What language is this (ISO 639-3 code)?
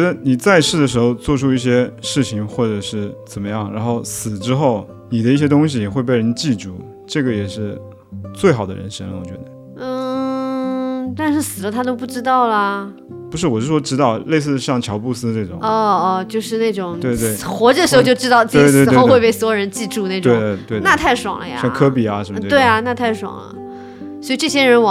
zho